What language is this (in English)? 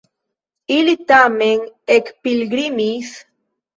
Esperanto